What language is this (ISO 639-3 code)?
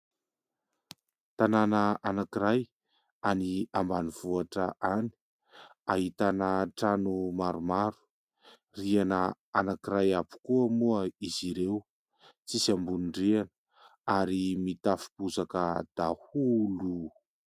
mlg